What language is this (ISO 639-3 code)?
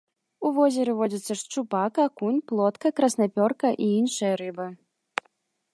bel